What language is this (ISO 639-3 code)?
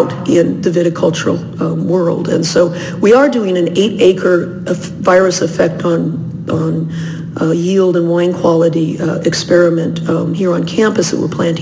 eng